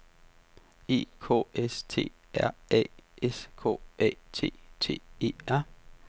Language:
Danish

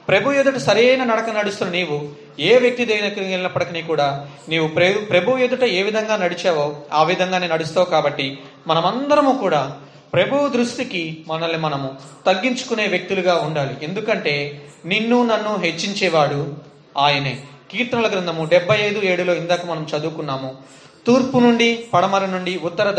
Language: Telugu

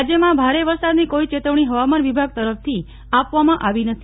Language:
Gujarati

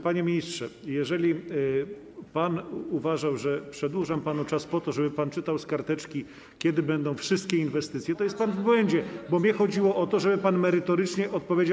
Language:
Polish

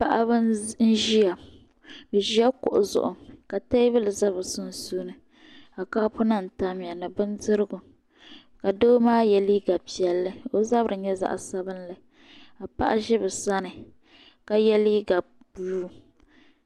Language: Dagbani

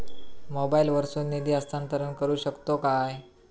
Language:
Marathi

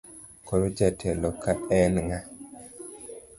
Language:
Luo (Kenya and Tanzania)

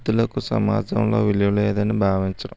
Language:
Telugu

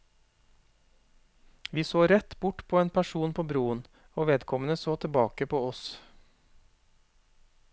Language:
Norwegian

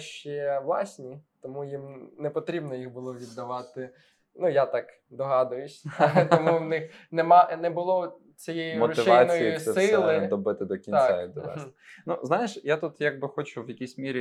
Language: Ukrainian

